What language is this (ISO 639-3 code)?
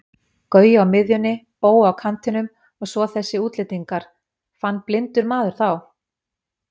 isl